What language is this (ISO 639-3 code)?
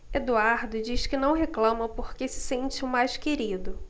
por